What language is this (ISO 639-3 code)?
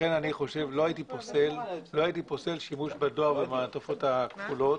heb